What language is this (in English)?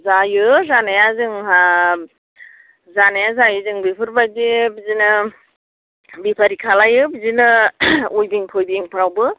Bodo